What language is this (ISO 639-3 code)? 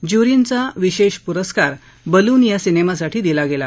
mar